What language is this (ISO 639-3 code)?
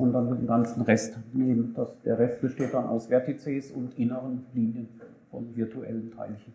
deu